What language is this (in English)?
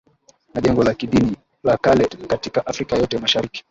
Swahili